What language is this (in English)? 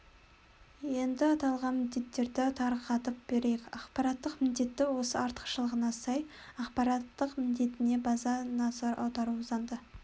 Kazakh